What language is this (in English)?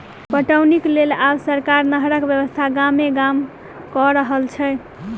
Maithili